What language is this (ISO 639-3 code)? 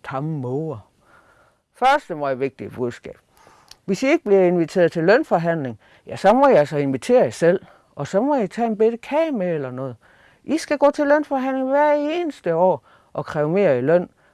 dan